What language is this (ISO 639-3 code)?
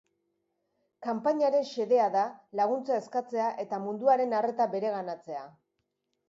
eus